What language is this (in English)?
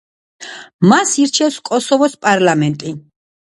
Georgian